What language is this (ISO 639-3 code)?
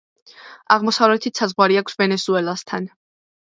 kat